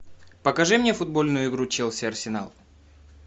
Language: Russian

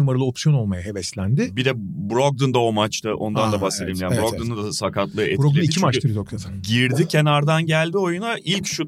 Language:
Turkish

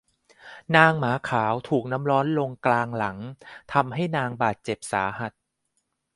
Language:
Thai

